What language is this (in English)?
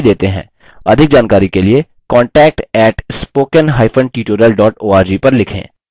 Hindi